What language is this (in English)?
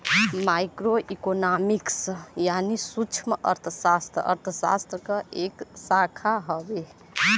Bhojpuri